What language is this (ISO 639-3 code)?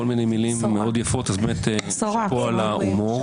heb